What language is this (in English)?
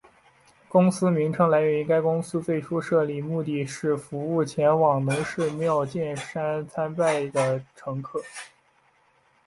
Chinese